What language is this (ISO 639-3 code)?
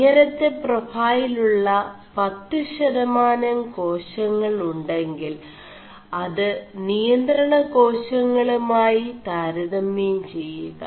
mal